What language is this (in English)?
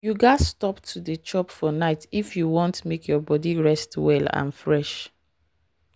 Nigerian Pidgin